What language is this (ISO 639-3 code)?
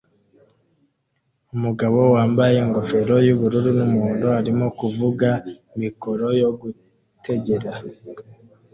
kin